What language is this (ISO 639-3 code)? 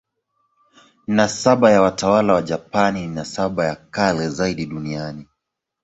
swa